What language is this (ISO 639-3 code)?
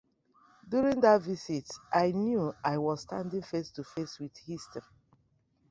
ibo